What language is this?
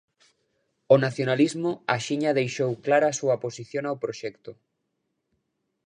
Galician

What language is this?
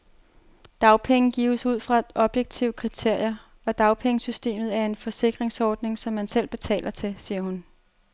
Danish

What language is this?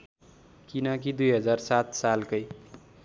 Nepali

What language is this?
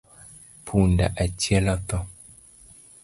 Luo (Kenya and Tanzania)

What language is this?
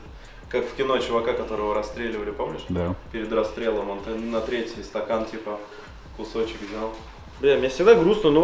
Russian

